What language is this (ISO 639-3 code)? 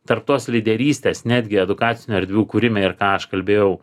lit